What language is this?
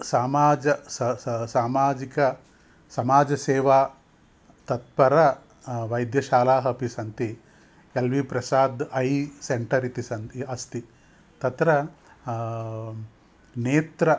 Sanskrit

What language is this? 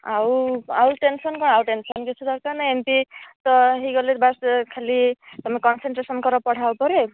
Odia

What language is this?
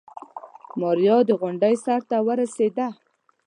Pashto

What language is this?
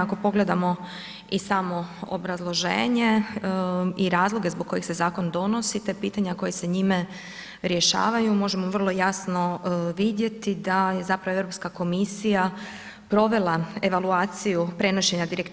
Croatian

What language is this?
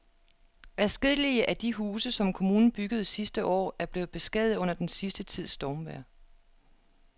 Danish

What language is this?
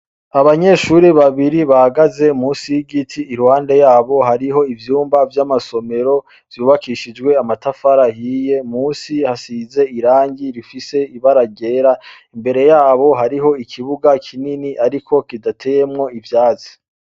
Rundi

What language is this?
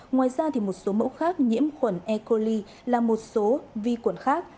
Vietnamese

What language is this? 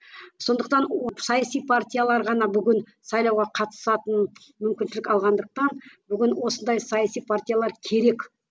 Kazakh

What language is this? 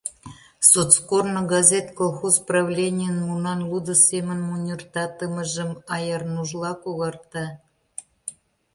Mari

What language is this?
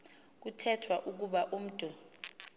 Xhosa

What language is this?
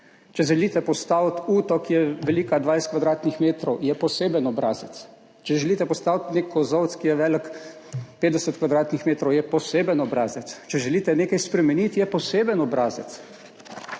Slovenian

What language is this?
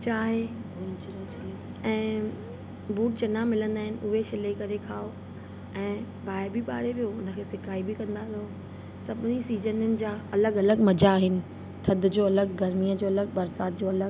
Sindhi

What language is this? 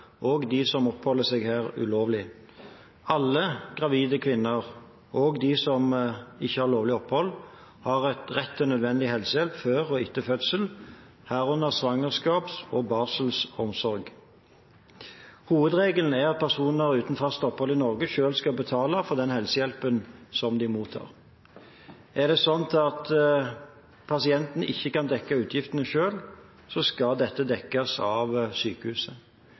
Norwegian Bokmål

